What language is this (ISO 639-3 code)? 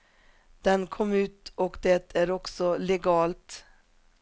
swe